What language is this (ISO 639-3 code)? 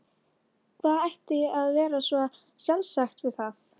isl